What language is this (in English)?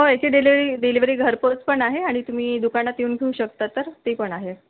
Marathi